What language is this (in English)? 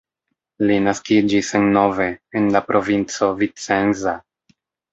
Esperanto